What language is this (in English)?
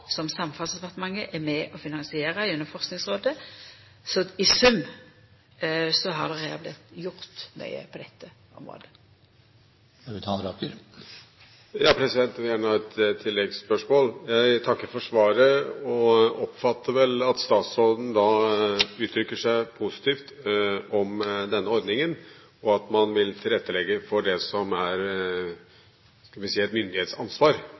Norwegian